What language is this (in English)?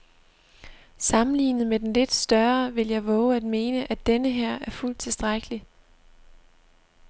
Danish